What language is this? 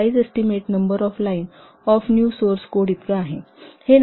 Marathi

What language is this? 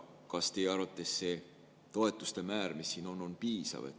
Estonian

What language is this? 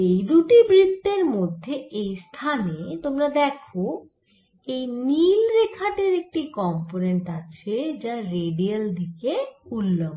Bangla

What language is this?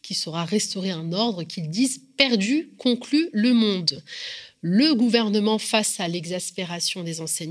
French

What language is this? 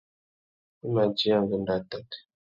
Tuki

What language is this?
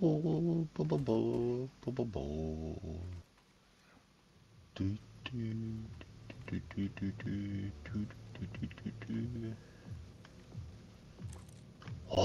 Dutch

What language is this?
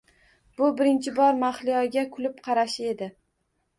Uzbek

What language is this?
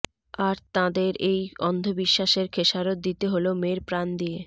Bangla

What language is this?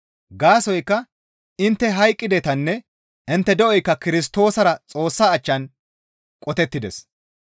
Gamo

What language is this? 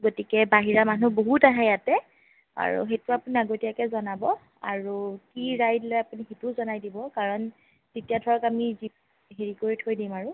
Assamese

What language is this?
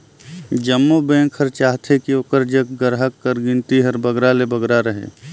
Chhattisgarhi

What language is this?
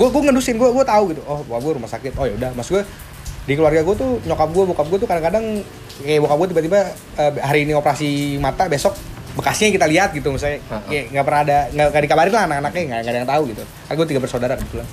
Indonesian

